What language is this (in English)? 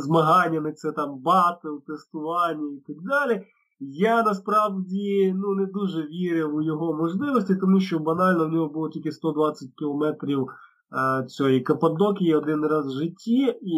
Ukrainian